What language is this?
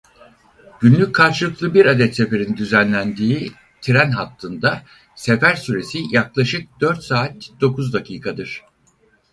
Turkish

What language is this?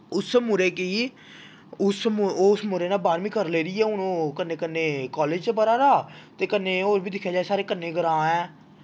Dogri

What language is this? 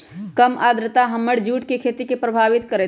Magahi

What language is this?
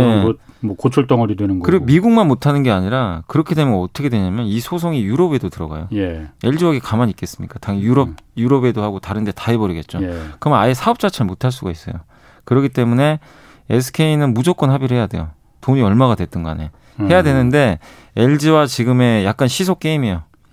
Korean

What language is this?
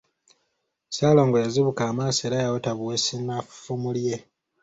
Ganda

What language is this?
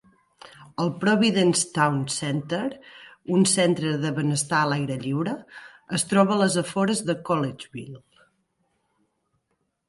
Catalan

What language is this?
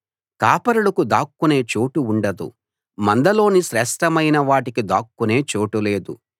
Telugu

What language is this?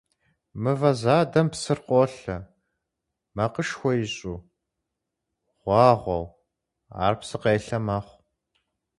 Kabardian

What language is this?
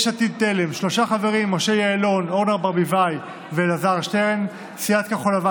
Hebrew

